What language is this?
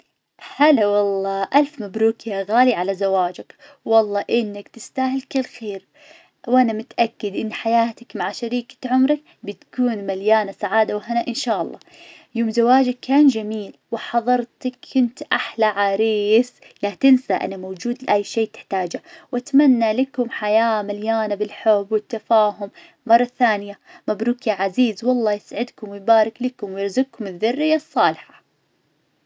Najdi Arabic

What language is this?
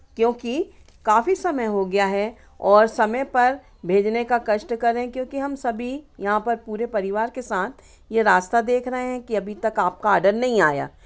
Hindi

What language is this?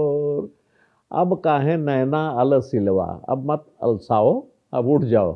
Hindi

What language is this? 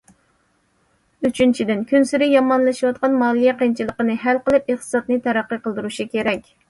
Uyghur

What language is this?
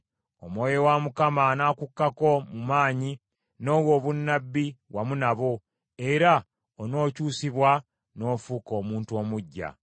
Ganda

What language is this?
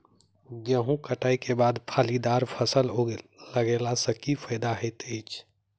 Maithili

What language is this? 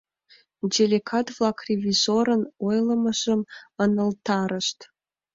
Mari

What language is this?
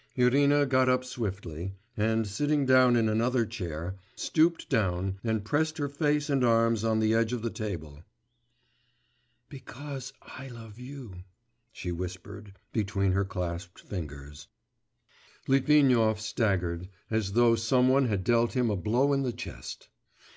English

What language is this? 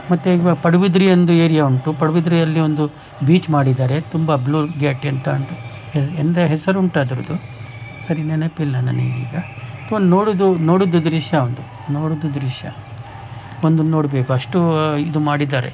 Kannada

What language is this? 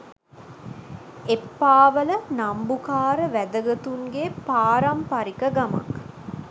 Sinhala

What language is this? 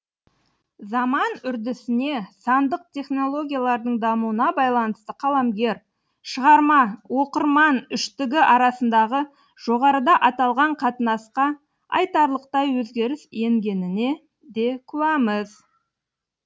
Kazakh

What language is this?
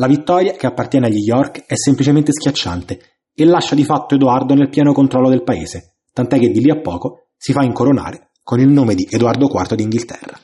Italian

